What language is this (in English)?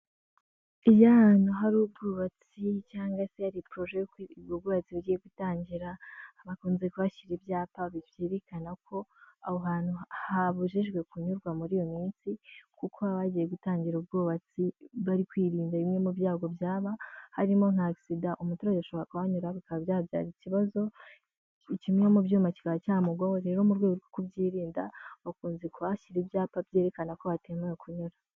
Kinyarwanda